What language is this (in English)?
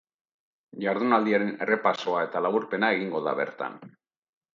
Basque